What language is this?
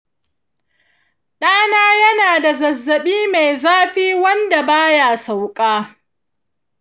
Hausa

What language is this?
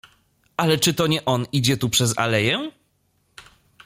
Polish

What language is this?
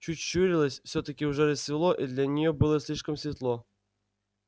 Russian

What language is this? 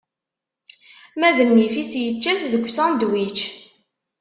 Kabyle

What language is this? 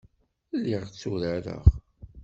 Kabyle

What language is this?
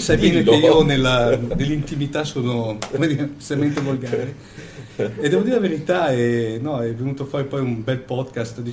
Italian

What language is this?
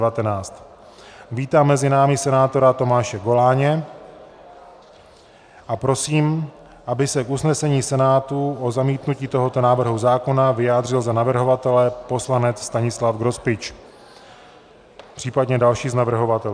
Czech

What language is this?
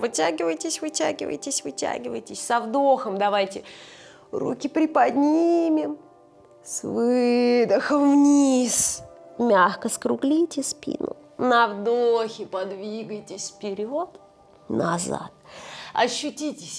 Russian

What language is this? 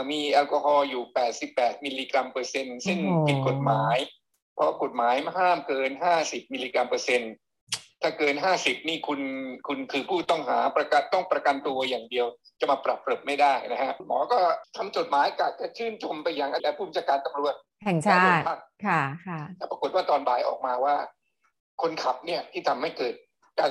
Thai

